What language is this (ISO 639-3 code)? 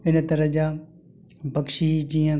snd